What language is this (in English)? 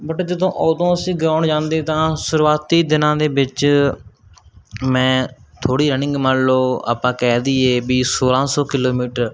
Punjabi